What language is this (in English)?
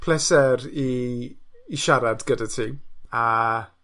Welsh